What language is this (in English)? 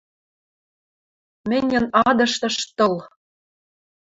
Western Mari